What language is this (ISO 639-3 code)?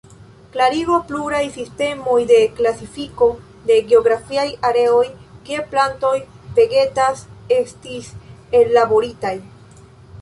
epo